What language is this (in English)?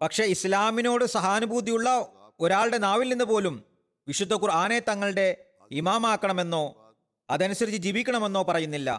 Malayalam